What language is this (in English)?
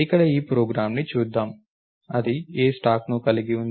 Telugu